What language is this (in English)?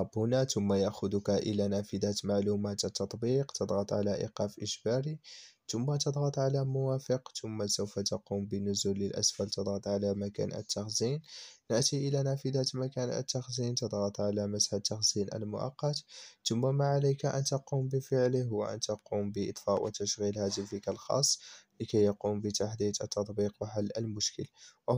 Arabic